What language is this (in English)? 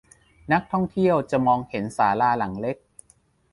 Thai